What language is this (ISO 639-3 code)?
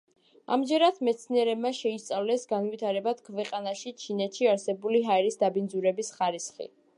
kat